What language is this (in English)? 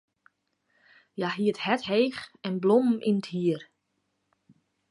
Western Frisian